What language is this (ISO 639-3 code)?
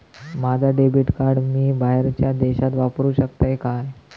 mar